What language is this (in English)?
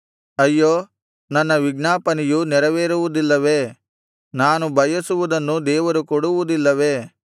Kannada